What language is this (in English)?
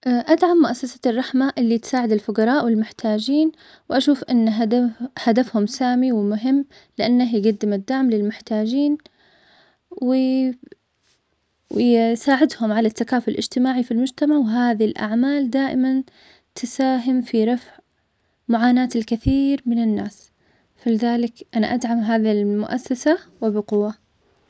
Omani Arabic